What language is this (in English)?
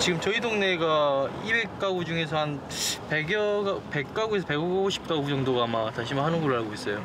Korean